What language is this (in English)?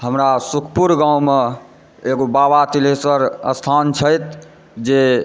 Maithili